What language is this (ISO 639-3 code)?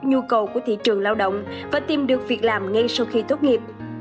vie